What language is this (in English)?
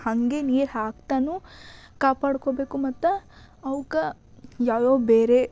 Kannada